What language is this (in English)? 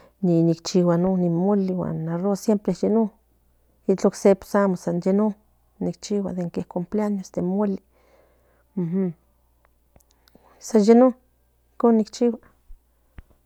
Central Nahuatl